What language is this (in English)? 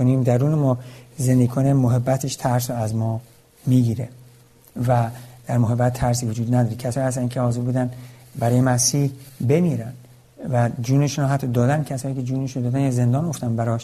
Persian